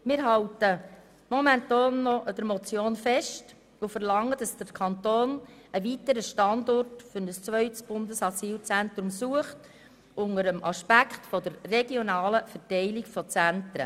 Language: Swiss German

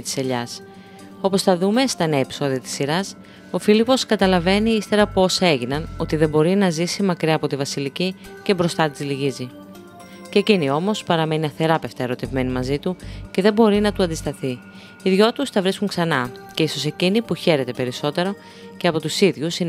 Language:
Greek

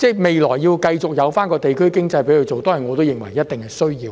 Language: Cantonese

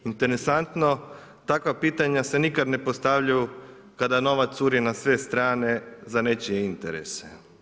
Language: Croatian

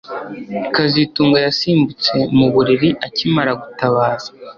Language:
Kinyarwanda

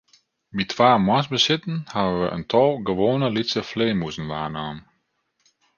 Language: Western Frisian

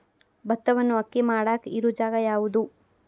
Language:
Kannada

